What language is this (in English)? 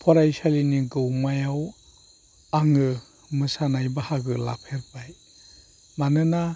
Bodo